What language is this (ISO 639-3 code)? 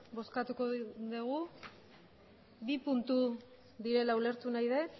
eus